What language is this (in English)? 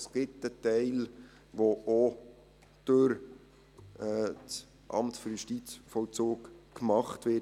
Swiss German